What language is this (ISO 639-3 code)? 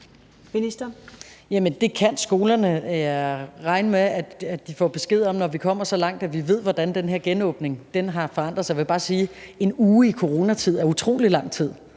dan